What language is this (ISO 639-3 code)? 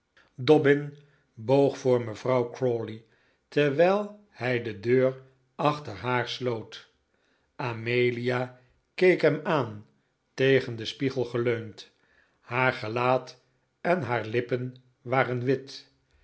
nld